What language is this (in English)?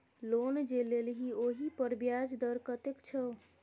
Maithili